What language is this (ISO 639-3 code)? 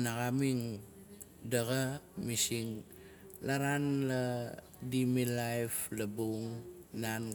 nal